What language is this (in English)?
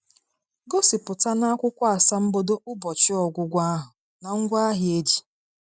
Igbo